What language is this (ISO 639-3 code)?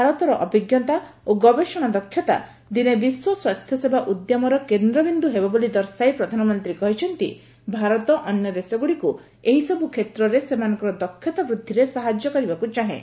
ori